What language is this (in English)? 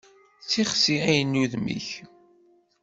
Kabyle